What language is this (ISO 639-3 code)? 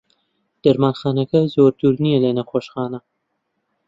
ckb